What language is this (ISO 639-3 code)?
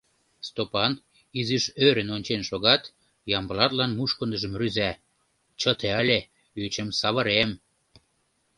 chm